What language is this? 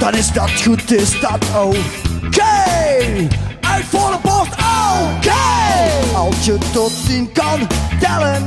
Dutch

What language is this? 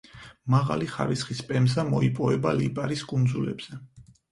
Georgian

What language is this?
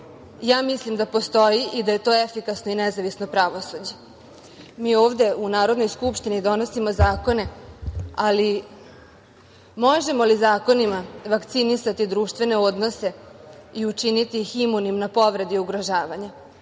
Serbian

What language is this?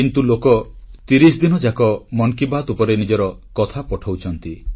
Odia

